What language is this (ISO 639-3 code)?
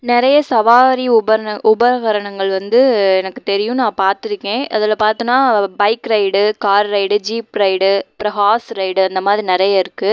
tam